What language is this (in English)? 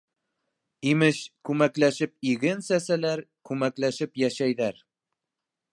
Bashkir